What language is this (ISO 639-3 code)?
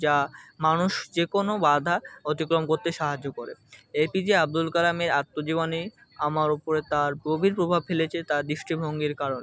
ben